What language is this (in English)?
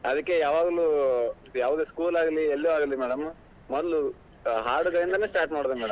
Kannada